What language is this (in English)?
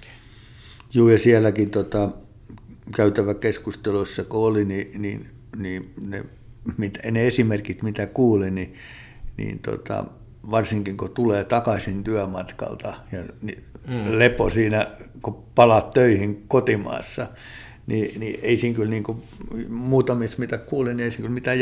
Finnish